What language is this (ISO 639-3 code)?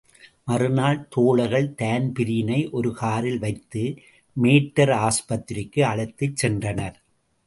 tam